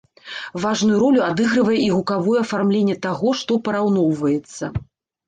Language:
Belarusian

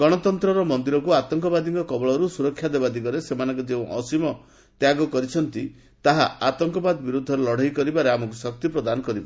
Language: Odia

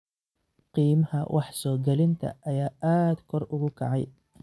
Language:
Somali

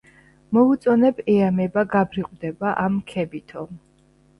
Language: Georgian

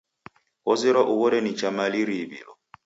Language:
Taita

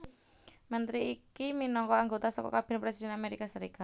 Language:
Javanese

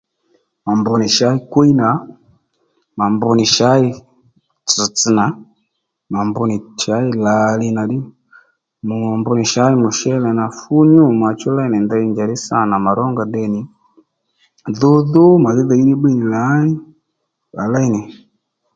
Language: Lendu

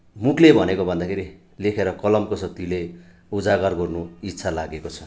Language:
Nepali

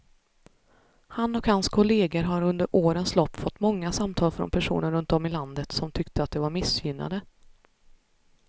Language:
Swedish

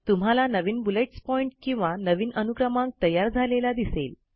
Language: Marathi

